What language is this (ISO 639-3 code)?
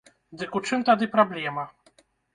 bel